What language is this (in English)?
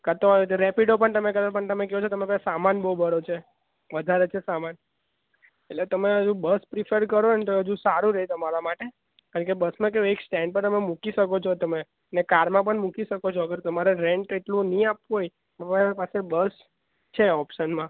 Gujarati